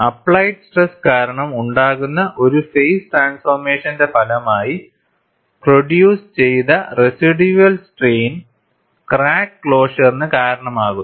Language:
Malayalam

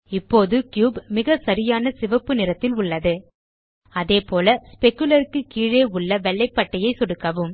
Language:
Tamil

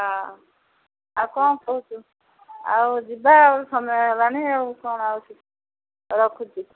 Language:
Odia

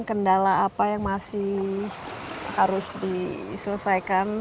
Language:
Indonesian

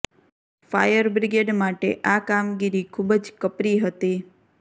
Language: Gujarati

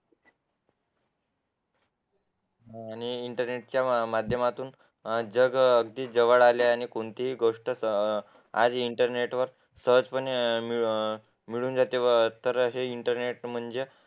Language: Marathi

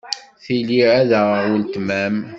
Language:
Kabyle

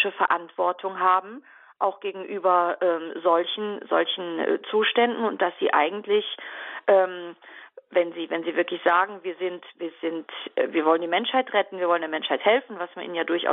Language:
German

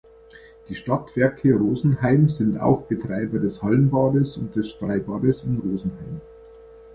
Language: German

